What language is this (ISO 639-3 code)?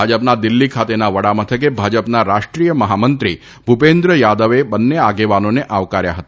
guj